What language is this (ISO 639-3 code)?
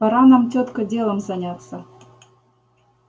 rus